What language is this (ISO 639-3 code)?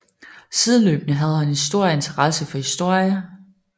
dan